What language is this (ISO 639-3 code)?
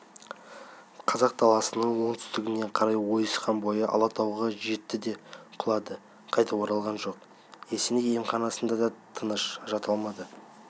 kaz